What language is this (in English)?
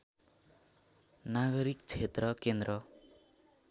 Nepali